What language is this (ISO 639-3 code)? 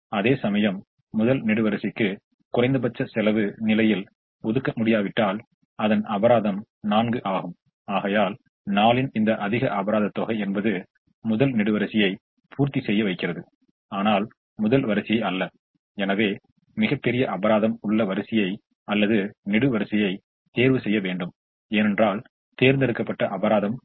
tam